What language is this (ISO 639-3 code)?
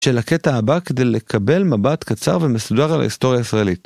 heb